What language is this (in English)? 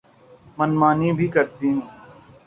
Urdu